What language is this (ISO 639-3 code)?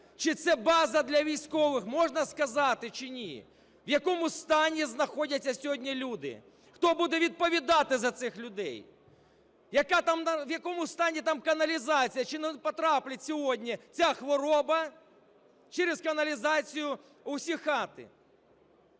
ukr